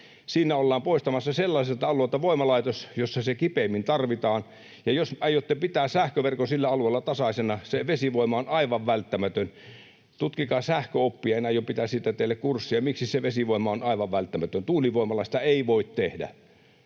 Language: Finnish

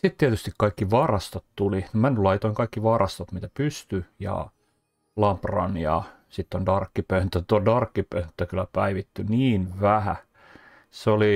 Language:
Finnish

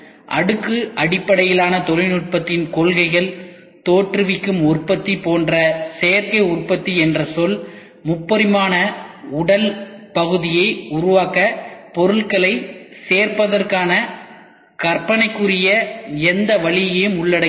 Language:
Tamil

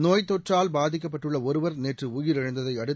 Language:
Tamil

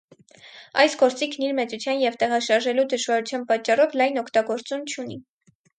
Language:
Armenian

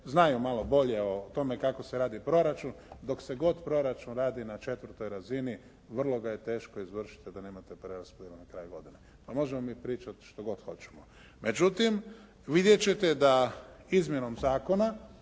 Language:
Croatian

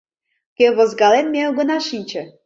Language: Mari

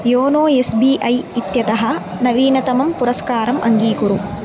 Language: Sanskrit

